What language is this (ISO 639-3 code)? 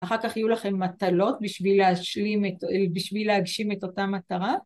heb